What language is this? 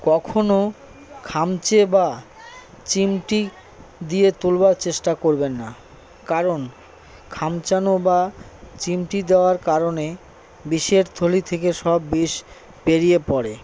Bangla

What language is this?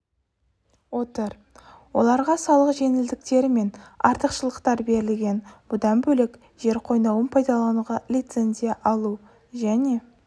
Kazakh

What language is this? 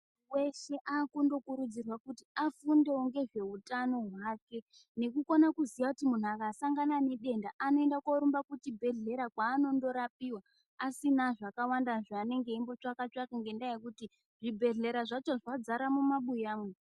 Ndau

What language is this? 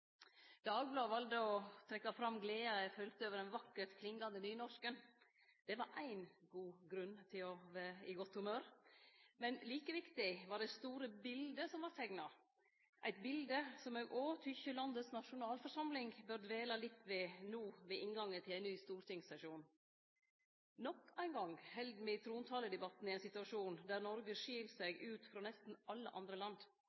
Norwegian Nynorsk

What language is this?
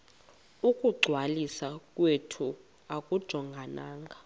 Xhosa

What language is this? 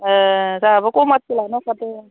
Bodo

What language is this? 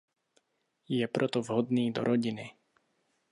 Czech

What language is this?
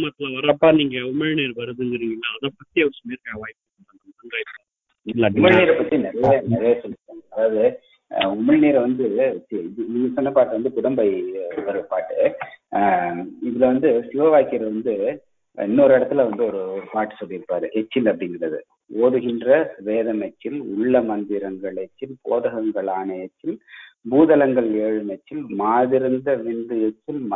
Tamil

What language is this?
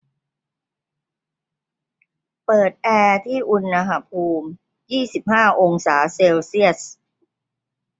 Thai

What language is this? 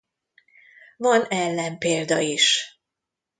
Hungarian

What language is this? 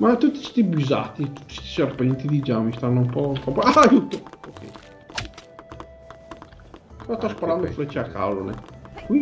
Italian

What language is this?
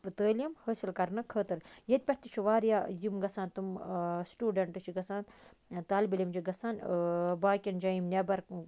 Kashmiri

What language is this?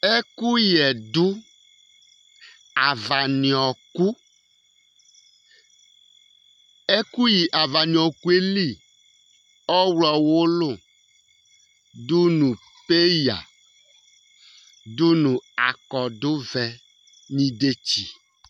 Ikposo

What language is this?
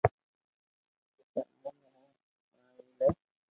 Loarki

